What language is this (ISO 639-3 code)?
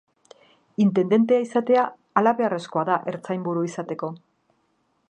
eus